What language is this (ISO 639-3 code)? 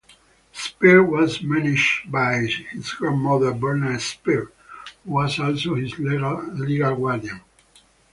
eng